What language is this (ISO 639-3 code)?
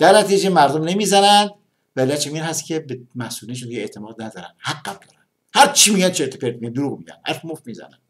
fas